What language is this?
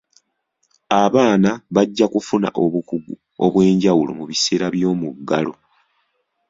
Ganda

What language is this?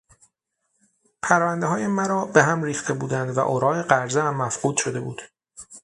Persian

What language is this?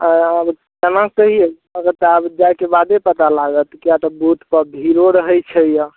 Maithili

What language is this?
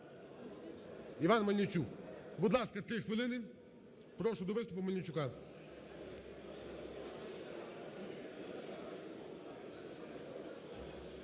Ukrainian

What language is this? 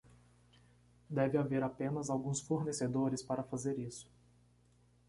Portuguese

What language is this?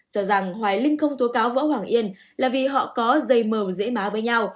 Vietnamese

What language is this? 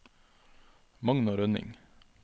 Norwegian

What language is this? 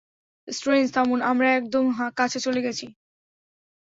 Bangla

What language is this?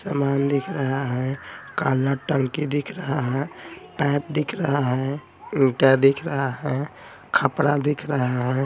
Hindi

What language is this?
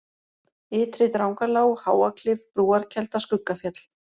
Icelandic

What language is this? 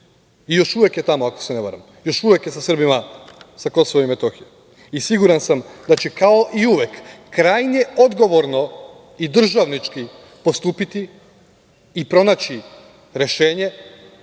Serbian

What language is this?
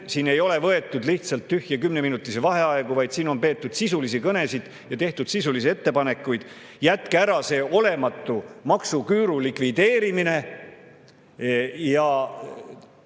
Estonian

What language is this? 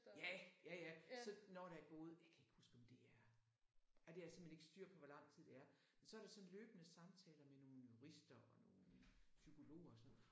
Danish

